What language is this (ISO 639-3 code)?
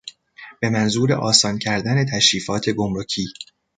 fas